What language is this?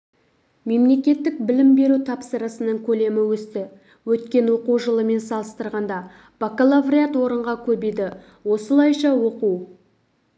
Kazakh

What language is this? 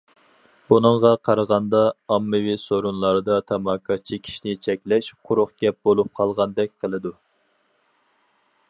Uyghur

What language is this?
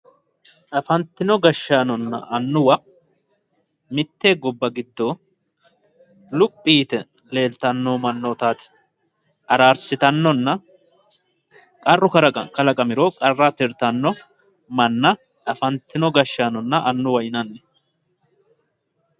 Sidamo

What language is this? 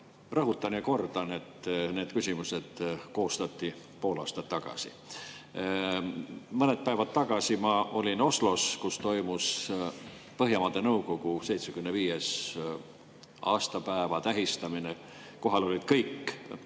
Estonian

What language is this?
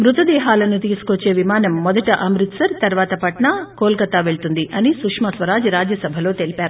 Telugu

